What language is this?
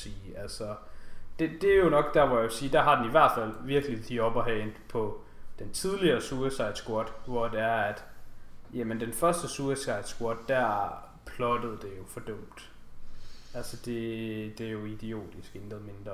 Danish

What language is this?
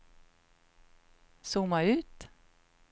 Swedish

